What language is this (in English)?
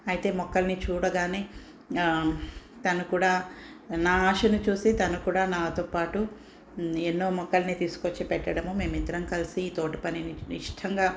Telugu